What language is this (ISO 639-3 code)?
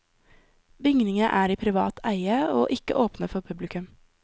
nor